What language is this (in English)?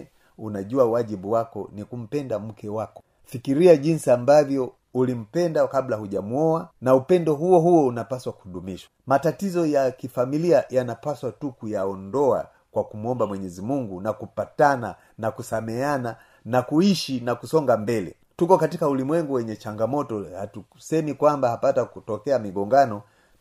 Swahili